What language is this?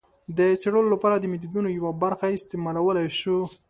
Pashto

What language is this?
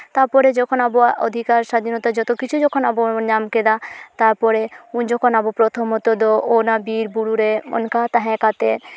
Santali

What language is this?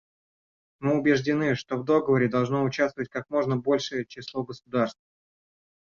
Russian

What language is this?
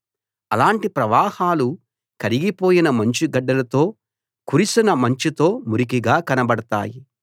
Telugu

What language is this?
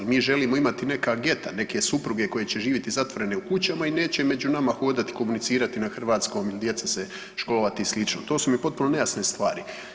Croatian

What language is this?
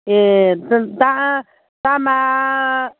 Bodo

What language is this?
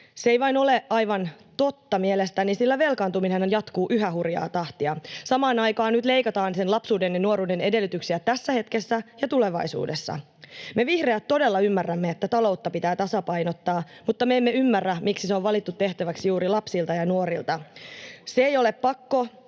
Finnish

